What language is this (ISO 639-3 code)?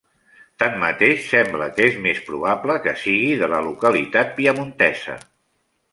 cat